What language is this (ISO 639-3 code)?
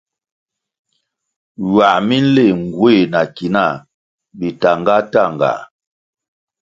nmg